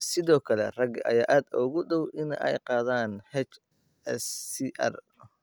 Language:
Somali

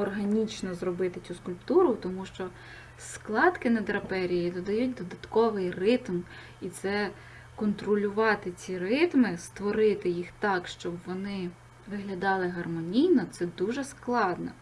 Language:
Ukrainian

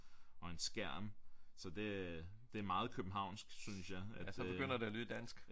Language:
Danish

